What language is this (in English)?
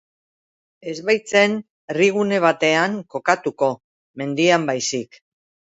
Basque